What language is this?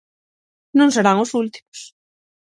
Galician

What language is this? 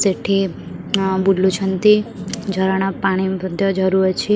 Odia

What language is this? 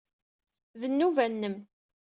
Kabyle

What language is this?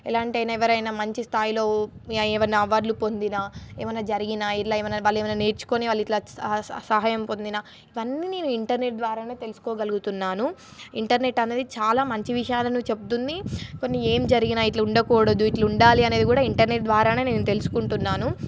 Telugu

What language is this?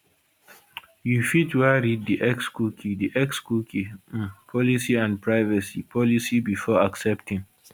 Nigerian Pidgin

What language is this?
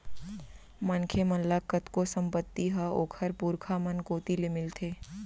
Chhattisgarhi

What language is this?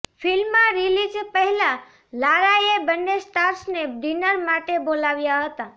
Gujarati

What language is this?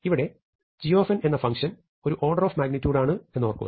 Malayalam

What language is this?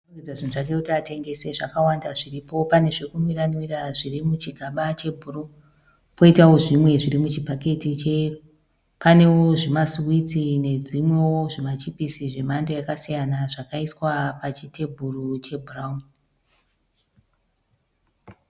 Shona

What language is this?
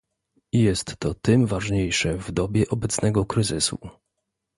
Polish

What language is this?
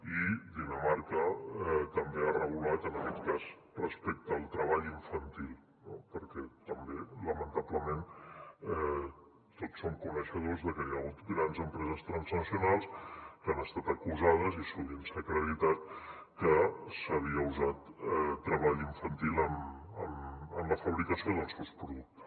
Catalan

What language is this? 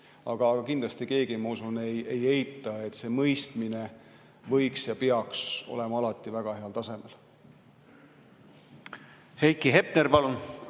Estonian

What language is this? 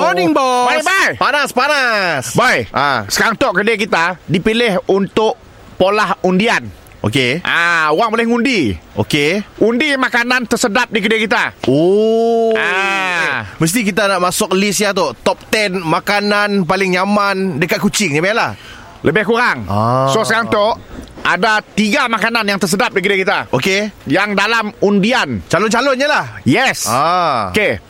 Malay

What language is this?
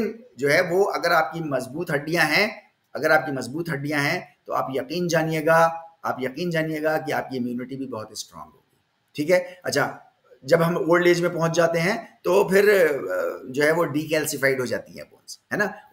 Hindi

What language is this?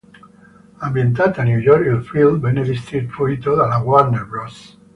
Italian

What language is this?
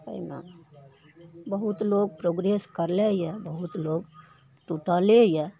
Maithili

